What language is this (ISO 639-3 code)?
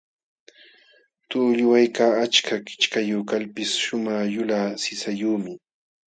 qxw